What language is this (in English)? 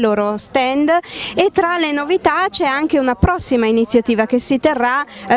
Italian